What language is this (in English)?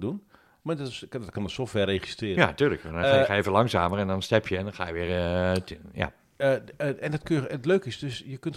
Dutch